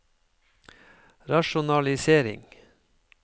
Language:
Norwegian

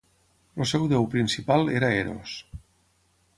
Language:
Catalan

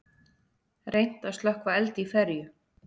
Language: Icelandic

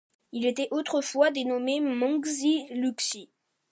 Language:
French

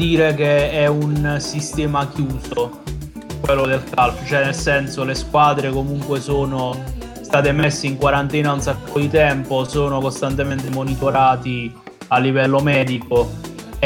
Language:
Italian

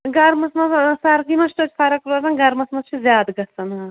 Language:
Kashmiri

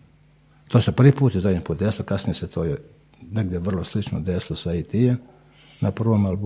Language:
Croatian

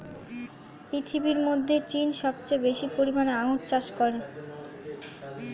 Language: Bangla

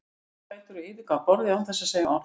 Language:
Icelandic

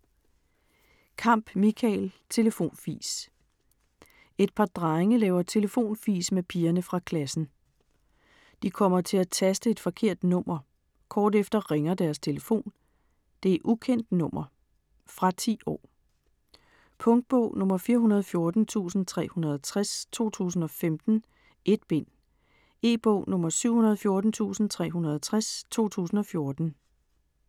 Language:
Danish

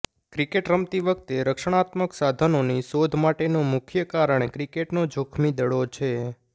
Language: Gujarati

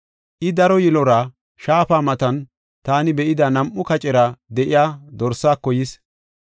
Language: Gofa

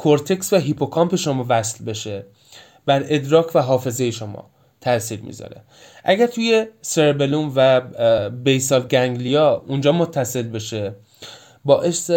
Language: Persian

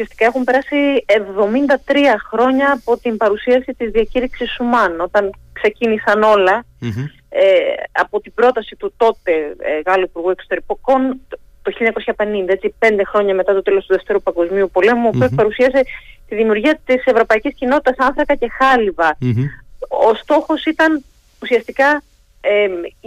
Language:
Greek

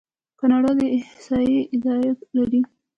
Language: Pashto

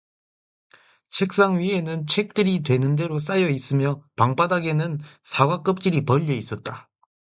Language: Korean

